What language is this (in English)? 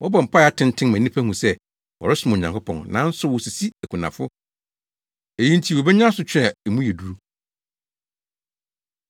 Akan